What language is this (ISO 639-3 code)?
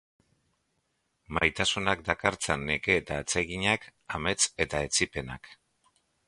eus